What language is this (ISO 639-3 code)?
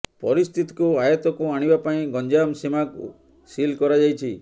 ori